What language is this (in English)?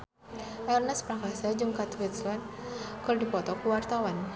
Sundanese